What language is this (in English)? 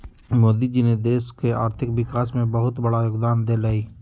Magahi